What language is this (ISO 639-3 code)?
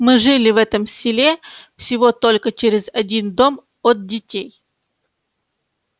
rus